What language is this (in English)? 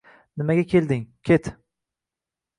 Uzbek